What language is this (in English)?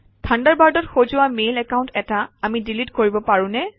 Assamese